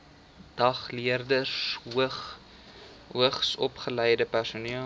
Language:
Afrikaans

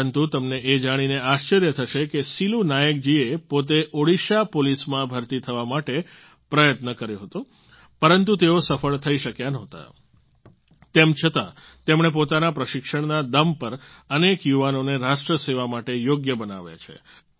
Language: Gujarati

